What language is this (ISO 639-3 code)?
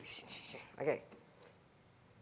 ind